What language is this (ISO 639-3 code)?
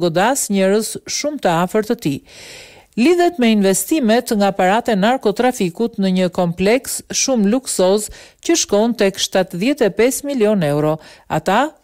ron